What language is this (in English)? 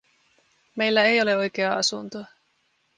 Finnish